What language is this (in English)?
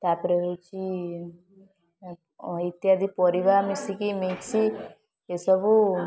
Odia